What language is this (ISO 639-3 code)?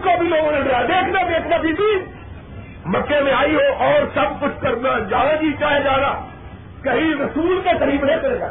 urd